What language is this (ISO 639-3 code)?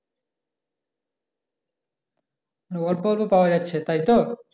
ben